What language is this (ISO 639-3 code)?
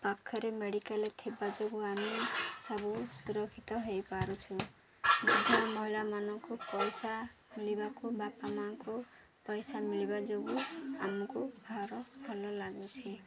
ori